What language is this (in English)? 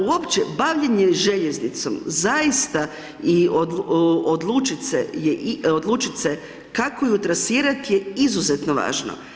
Croatian